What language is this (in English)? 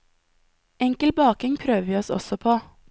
Norwegian